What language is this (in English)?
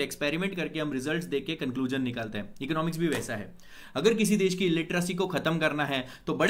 Hindi